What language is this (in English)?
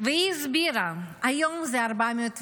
Hebrew